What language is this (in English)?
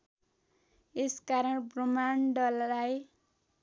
Nepali